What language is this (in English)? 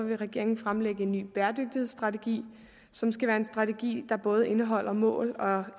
Danish